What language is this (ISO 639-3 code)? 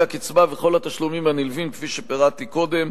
heb